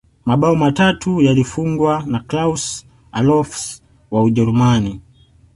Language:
Swahili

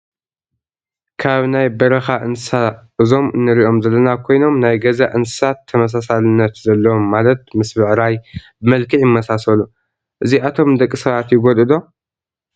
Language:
Tigrinya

